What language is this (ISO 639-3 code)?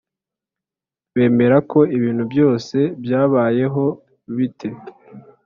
kin